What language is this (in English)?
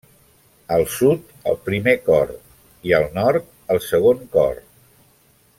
Catalan